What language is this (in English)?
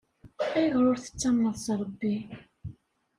Kabyle